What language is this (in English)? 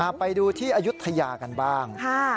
Thai